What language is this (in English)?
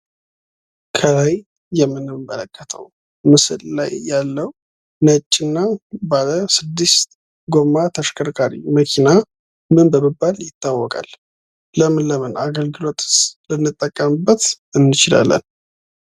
Amharic